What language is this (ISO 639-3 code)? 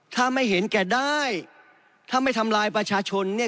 tha